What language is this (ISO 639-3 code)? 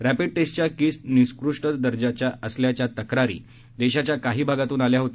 mar